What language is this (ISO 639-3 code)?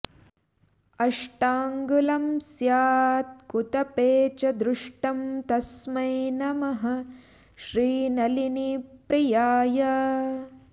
san